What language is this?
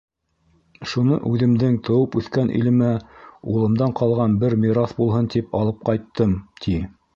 Bashkir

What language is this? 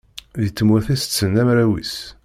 Kabyle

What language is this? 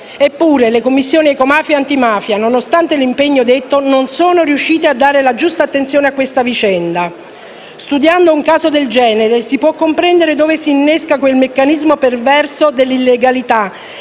Italian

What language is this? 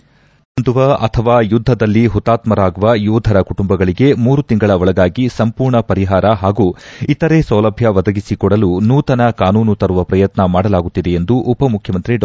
Kannada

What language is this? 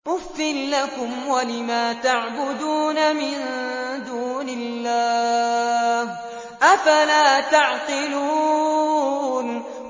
Arabic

